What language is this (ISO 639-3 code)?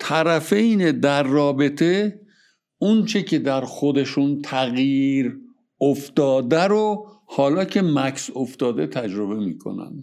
fas